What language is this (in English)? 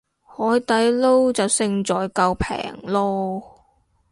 Cantonese